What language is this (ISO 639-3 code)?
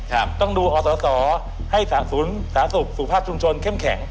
tha